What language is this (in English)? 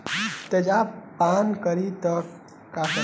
Bhojpuri